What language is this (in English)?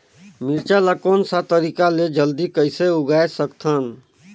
Chhattisgarhi